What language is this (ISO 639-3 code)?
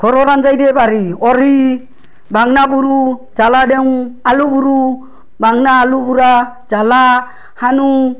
asm